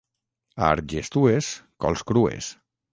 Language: Catalan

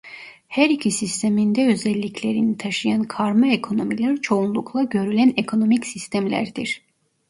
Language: Turkish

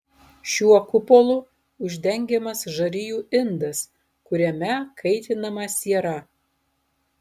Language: Lithuanian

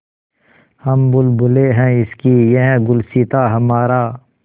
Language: Hindi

